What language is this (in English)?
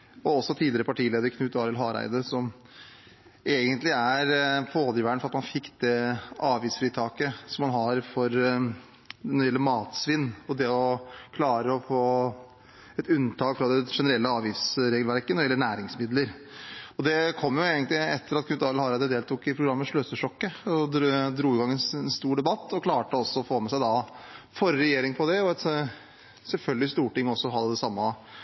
Norwegian Bokmål